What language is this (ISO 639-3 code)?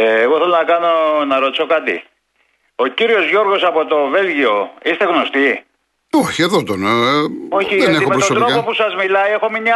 ell